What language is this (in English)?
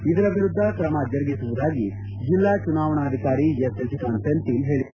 Kannada